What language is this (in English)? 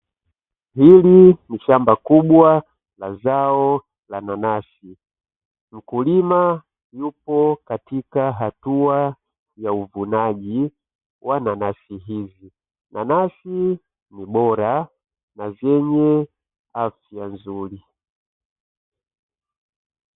Swahili